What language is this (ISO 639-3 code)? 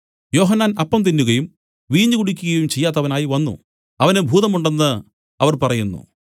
mal